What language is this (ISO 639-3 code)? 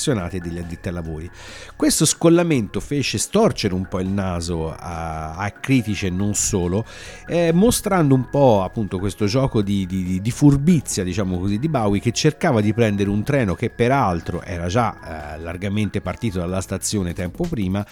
ita